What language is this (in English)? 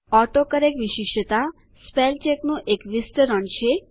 Gujarati